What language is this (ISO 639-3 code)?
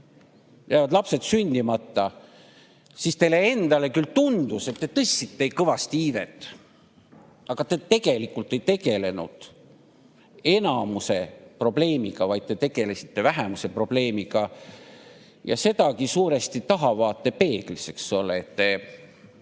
est